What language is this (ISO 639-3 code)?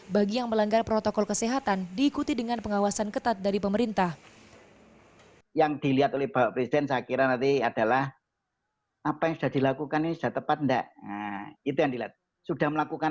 ind